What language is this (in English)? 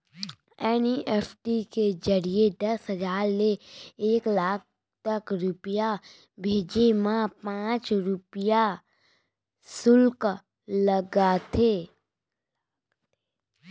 Chhattisgarhi